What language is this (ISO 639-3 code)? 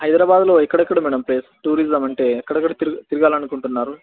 tel